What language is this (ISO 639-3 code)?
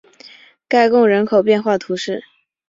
zho